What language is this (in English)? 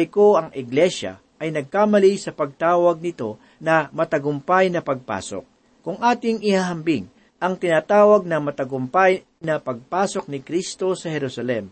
Filipino